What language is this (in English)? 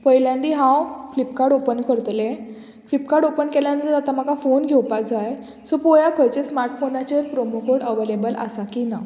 Konkani